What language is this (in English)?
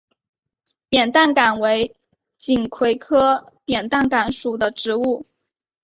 Chinese